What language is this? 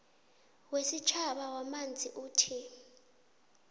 South Ndebele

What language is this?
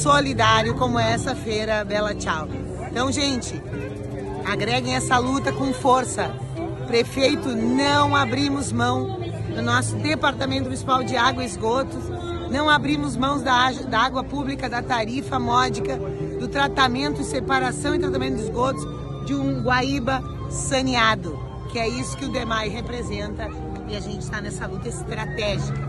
Portuguese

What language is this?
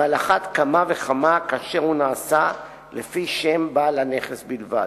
Hebrew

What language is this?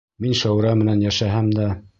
Bashkir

